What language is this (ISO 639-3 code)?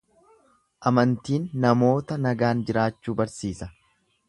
orm